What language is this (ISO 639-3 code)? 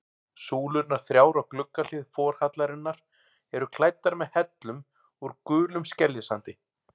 isl